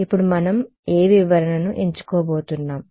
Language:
Telugu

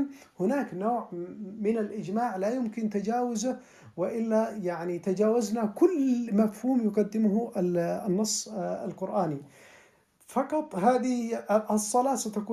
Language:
Arabic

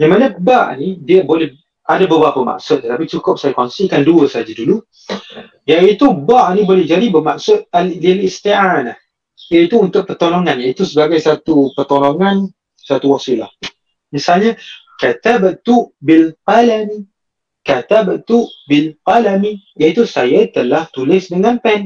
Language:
Malay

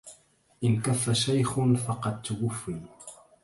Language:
Arabic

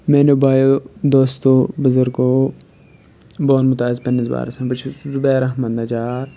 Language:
Kashmiri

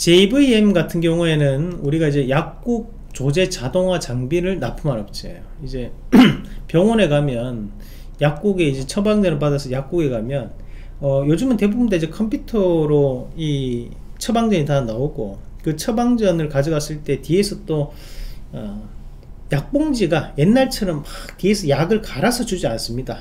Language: Korean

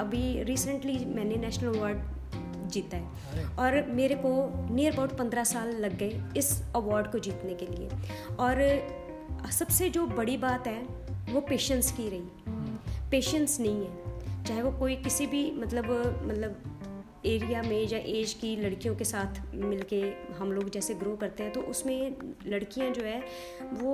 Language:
Hindi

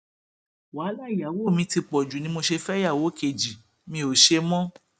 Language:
Yoruba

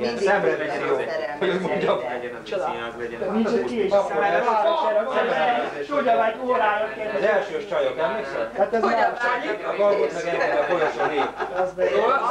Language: Hungarian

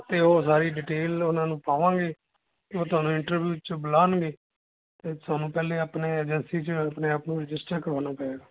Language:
Punjabi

